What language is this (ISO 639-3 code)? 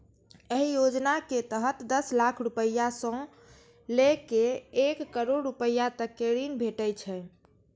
mai